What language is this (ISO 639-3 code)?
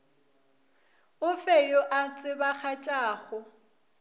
nso